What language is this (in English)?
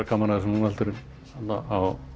Icelandic